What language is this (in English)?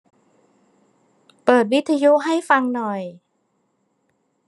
Thai